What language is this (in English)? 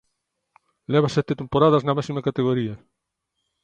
Galician